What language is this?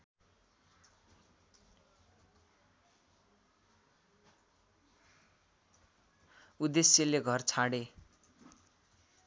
Nepali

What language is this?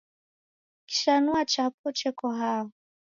Taita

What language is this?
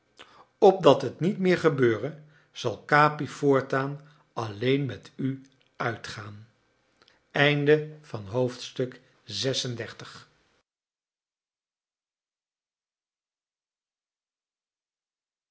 Dutch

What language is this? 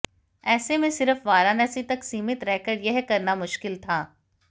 Hindi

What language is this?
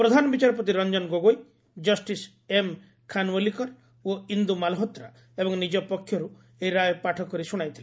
Odia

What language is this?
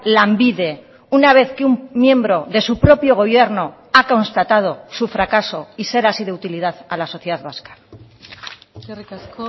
Spanish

